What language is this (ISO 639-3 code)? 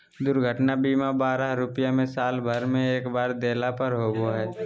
mag